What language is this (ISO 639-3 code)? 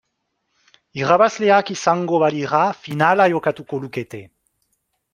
eus